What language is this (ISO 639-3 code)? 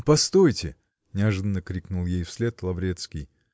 rus